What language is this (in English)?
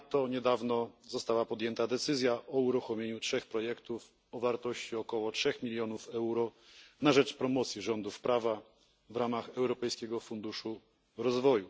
Polish